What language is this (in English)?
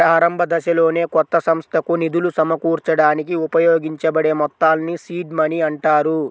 Telugu